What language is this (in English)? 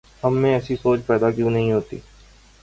Urdu